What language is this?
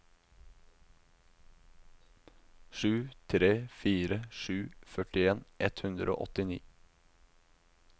Norwegian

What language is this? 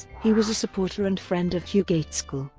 English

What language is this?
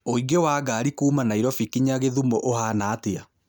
Kikuyu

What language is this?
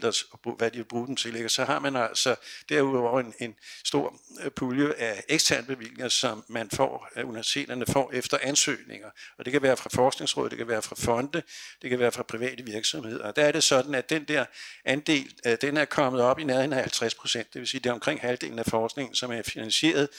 Danish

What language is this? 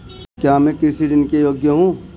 Hindi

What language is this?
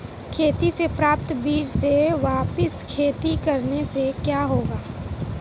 Hindi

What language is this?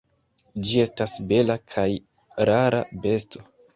Esperanto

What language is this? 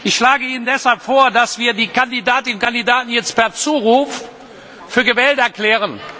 German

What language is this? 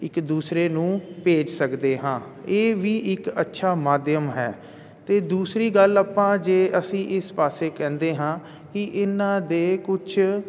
Punjabi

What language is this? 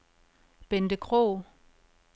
Danish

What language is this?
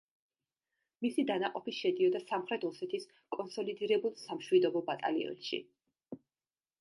Georgian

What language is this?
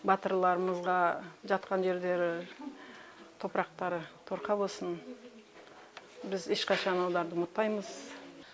Kazakh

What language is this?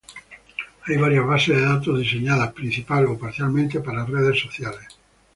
Spanish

